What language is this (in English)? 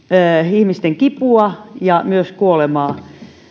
Finnish